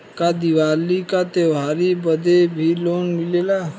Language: Bhojpuri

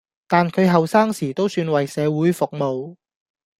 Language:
Cantonese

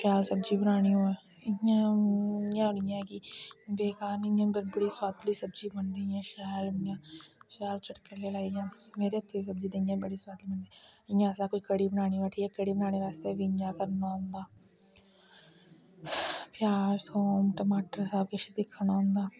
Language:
Dogri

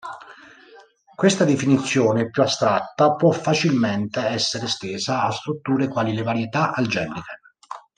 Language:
Italian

